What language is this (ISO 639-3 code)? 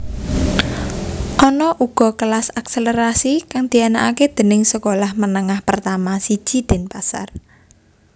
jav